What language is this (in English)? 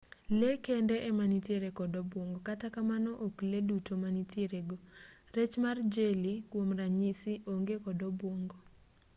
Luo (Kenya and Tanzania)